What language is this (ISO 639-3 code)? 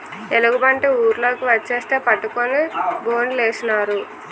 tel